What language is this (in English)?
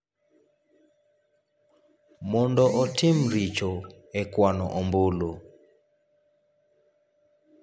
Luo (Kenya and Tanzania)